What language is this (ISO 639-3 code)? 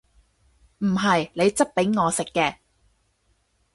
yue